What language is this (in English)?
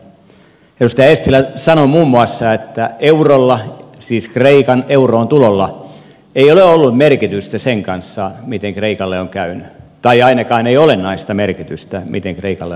Finnish